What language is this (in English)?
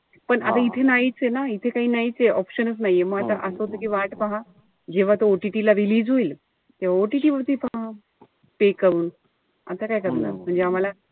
Marathi